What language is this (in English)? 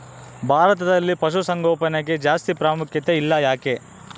Kannada